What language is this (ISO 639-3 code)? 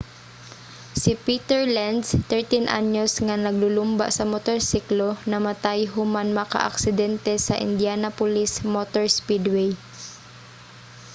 ceb